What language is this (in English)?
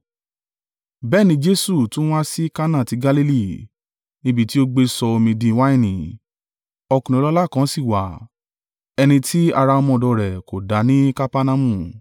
Yoruba